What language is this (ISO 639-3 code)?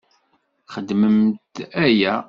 kab